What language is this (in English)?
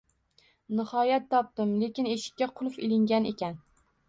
Uzbek